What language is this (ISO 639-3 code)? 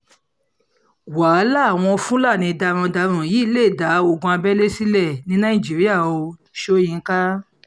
yor